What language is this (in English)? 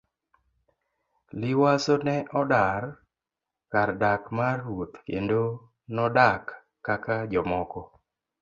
Luo (Kenya and Tanzania)